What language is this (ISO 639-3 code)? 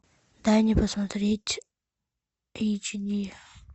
rus